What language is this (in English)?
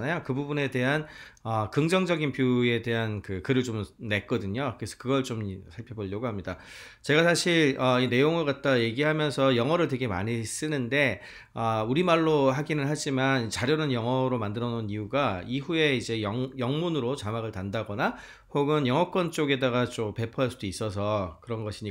Korean